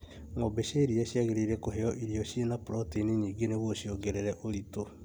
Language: Kikuyu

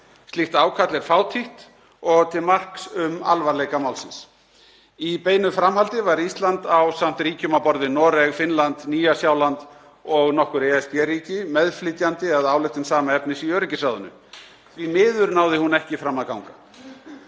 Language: Icelandic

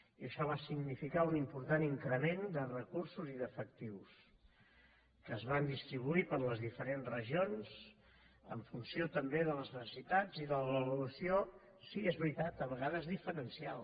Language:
Catalan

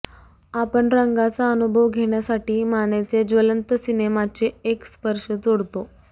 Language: Marathi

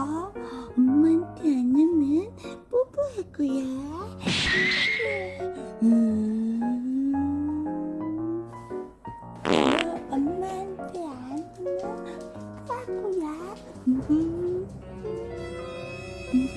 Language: Korean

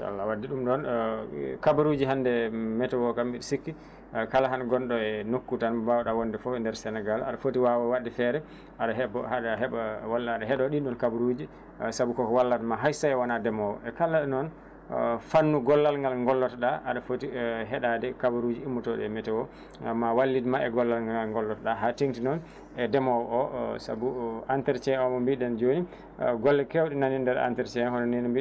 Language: Fula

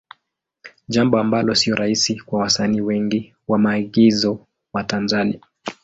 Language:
Swahili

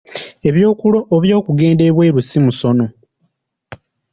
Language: Ganda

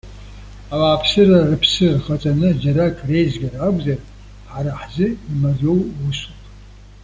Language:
Abkhazian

